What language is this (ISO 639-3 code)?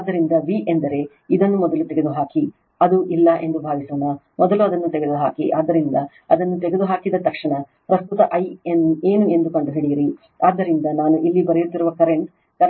kan